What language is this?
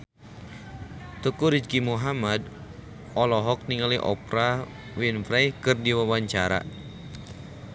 Sundanese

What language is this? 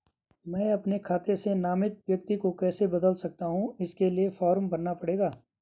Hindi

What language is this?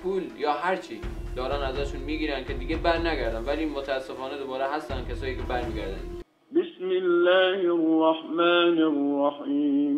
Persian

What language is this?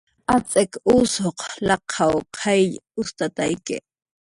Jaqaru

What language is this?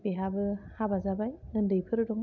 Bodo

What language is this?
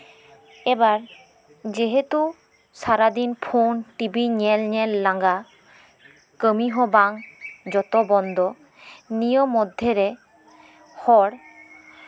Santali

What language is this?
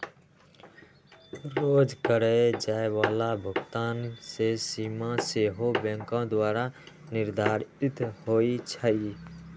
Magahi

